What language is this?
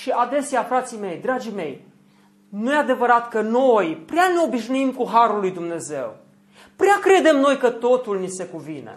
Romanian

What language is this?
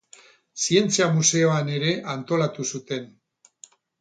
Basque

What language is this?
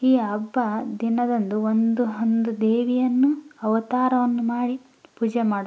Kannada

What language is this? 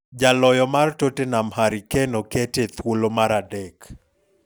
Luo (Kenya and Tanzania)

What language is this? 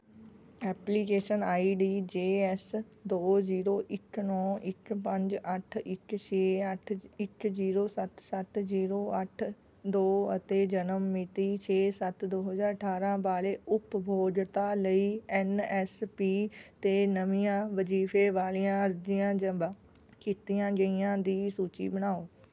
Punjabi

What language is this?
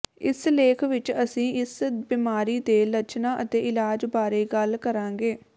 Punjabi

